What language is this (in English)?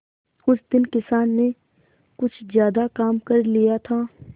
Hindi